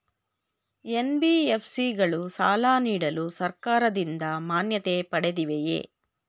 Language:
Kannada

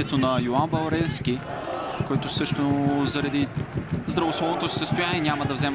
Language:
Bulgarian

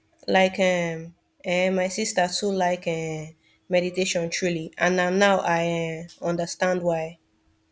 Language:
Nigerian Pidgin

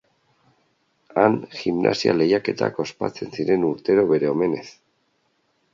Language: Basque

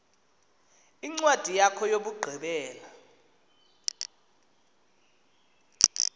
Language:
Xhosa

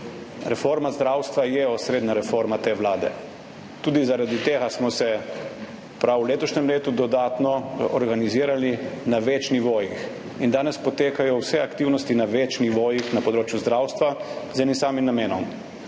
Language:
Slovenian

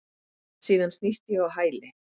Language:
Icelandic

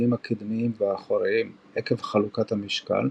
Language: Hebrew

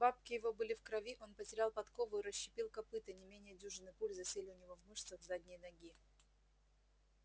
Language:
Russian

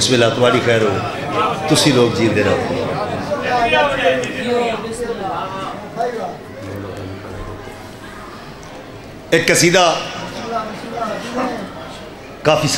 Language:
Arabic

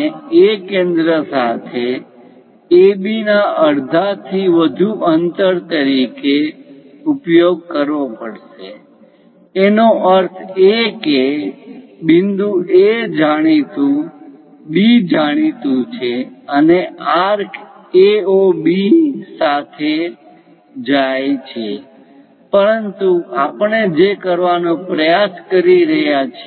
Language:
Gujarati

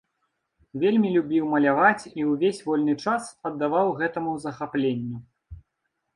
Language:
Belarusian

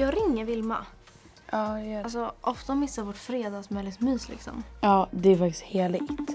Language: Swedish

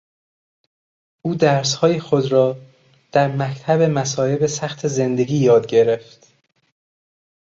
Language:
Persian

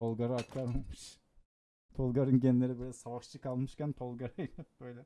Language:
Turkish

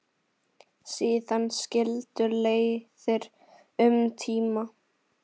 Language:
Icelandic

